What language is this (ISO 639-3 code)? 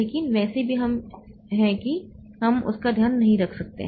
hin